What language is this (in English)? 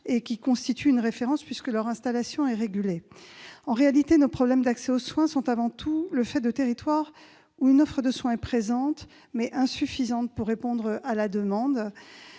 French